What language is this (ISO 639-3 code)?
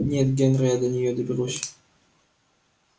rus